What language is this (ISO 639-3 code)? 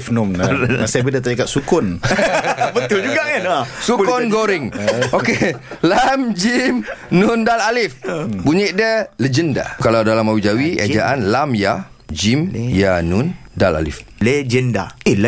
msa